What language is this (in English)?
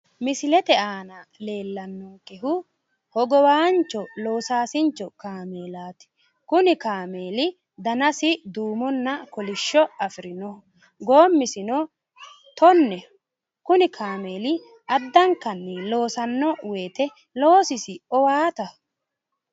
Sidamo